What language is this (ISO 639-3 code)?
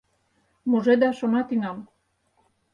chm